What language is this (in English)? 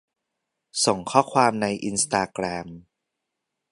Thai